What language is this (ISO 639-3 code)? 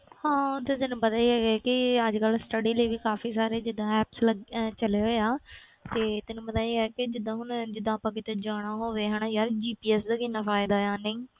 pan